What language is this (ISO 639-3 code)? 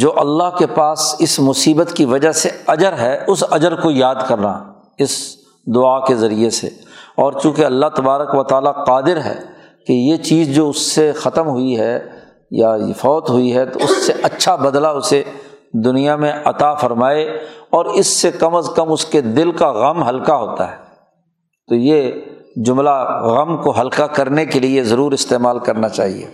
urd